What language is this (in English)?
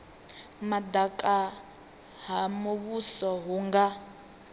Venda